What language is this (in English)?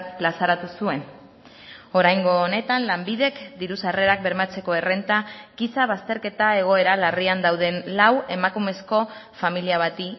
Basque